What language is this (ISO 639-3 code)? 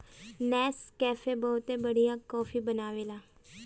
bho